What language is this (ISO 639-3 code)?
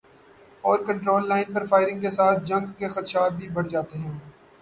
urd